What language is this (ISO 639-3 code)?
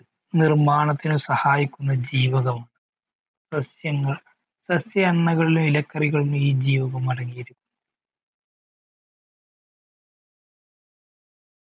mal